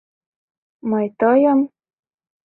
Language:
Mari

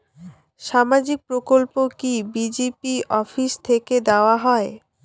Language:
Bangla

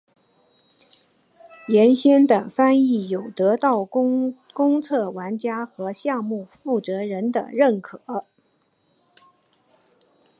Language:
Chinese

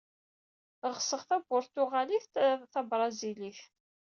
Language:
Kabyle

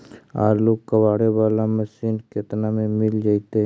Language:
Magahi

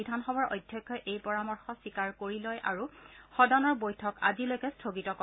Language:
Assamese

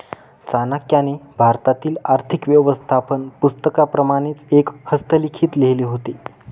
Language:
Marathi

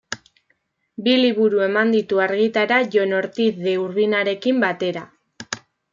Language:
Basque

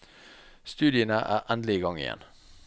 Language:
Norwegian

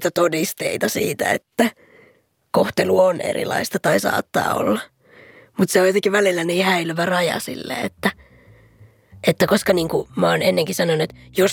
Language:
Finnish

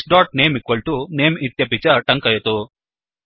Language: Sanskrit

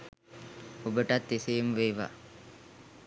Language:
Sinhala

